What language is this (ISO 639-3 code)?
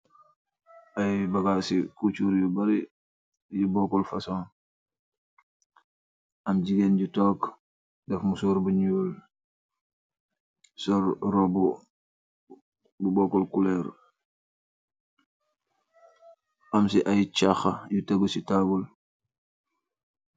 wol